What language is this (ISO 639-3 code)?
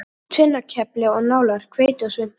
isl